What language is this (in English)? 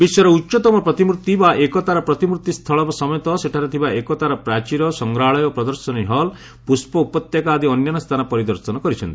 Odia